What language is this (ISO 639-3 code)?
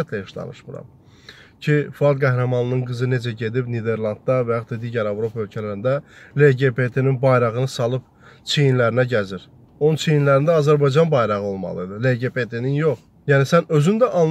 tur